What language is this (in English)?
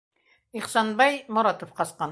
Bashkir